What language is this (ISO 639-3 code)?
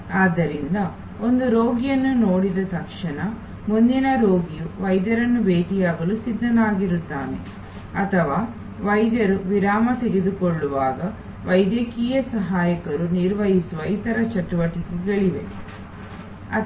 kan